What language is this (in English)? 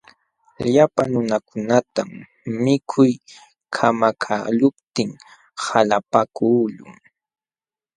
Jauja Wanca Quechua